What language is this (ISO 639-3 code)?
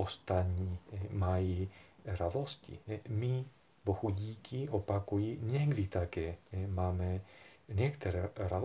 ces